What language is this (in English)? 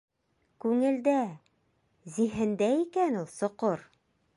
Bashkir